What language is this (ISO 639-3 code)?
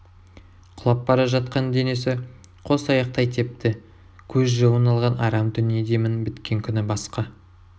kaz